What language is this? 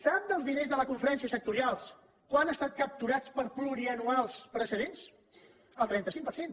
Catalan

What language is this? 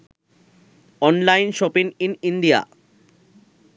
Sinhala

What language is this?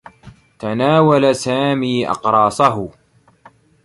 Arabic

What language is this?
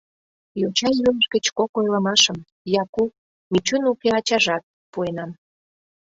Mari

